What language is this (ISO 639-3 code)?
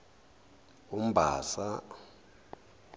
zul